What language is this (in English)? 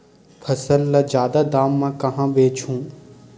Chhattisgarhi